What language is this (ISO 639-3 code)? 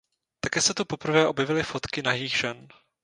ces